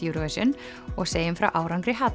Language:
Icelandic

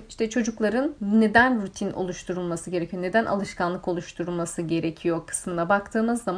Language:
Turkish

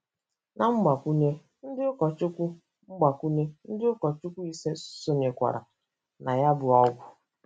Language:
Igbo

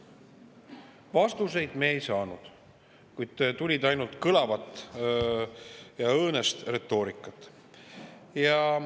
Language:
Estonian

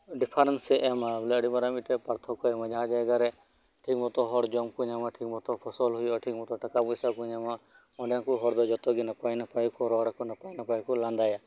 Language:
Santali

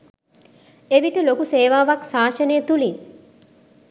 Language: Sinhala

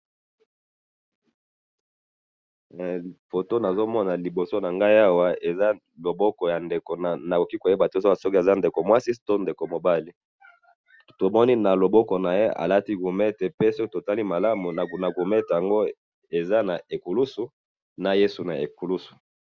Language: Lingala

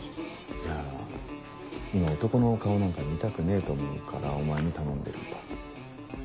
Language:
Japanese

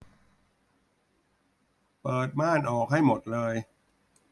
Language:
Thai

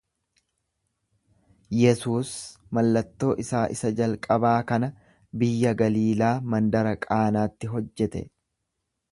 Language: Oromo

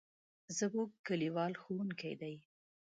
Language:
Pashto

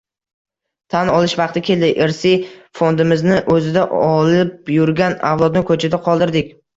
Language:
Uzbek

